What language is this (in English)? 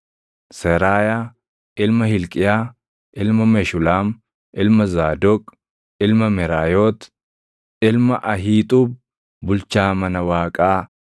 Oromo